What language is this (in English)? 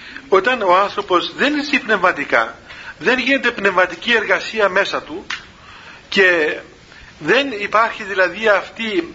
Greek